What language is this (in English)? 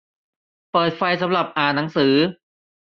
Thai